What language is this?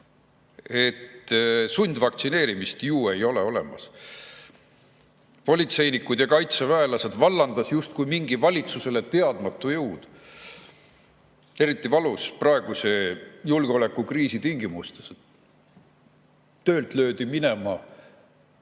Estonian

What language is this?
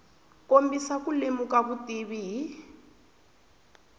Tsonga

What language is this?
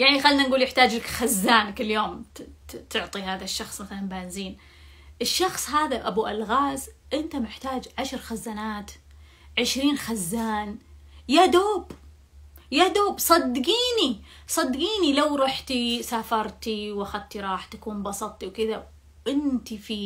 Arabic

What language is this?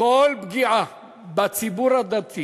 Hebrew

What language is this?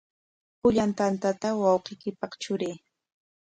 Corongo Ancash Quechua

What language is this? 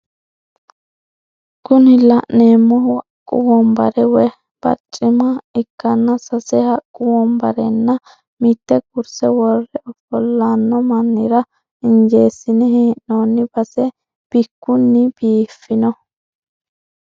Sidamo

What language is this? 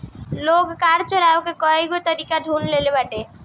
Bhojpuri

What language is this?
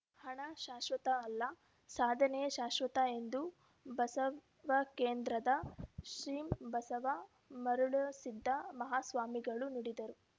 Kannada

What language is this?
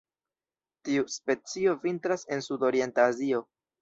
Esperanto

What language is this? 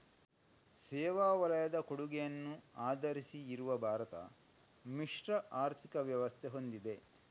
Kannada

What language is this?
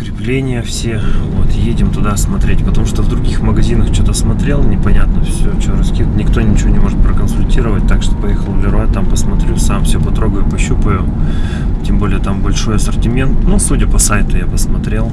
Russian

